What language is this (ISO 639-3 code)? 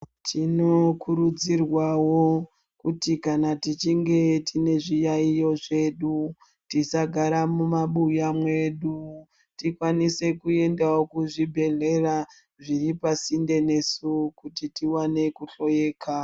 ndc